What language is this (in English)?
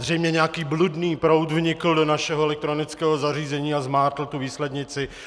Czech